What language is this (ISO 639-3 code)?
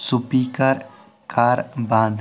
kas